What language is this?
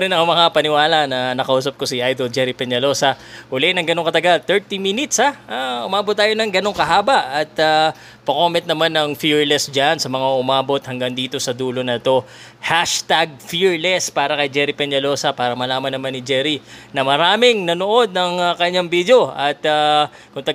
Filipino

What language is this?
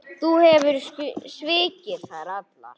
Icelandic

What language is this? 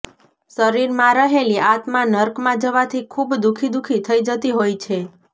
Gujarati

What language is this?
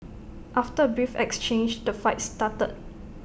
English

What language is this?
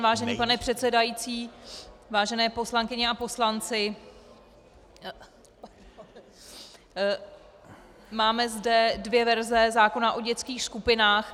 Czech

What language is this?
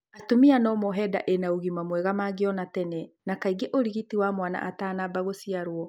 Kikuyu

